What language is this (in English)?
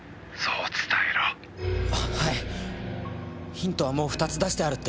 Japanese